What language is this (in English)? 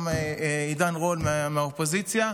Hebrew